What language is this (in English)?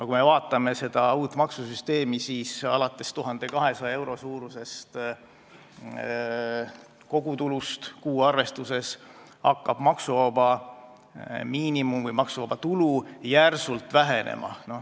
Estonian